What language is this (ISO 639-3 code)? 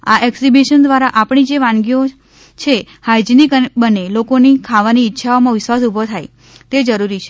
guj